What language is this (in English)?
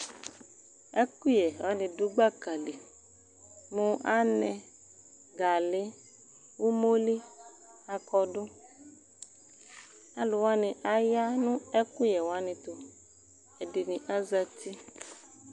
Ikposo